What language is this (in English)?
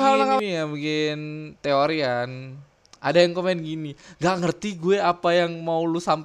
Indonesian